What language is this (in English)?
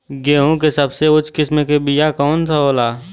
Bhojpuri